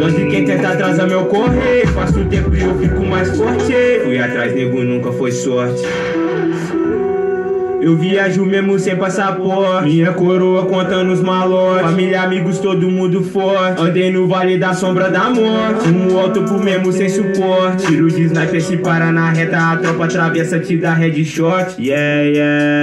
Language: French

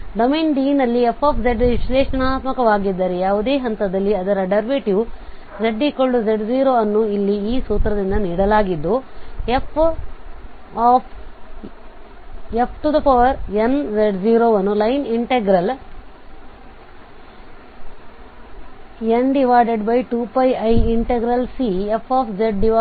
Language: Kannada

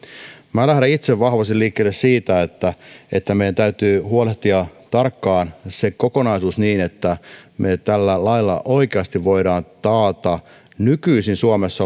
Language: Finnish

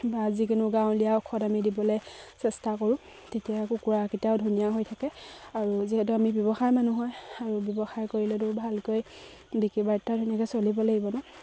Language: Assamese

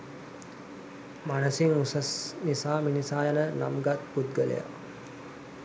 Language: Sinhala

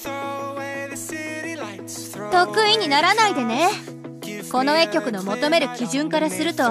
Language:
Japanese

